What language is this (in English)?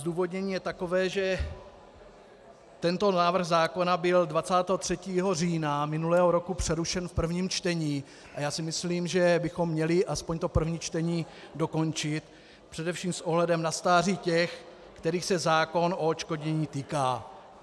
Czech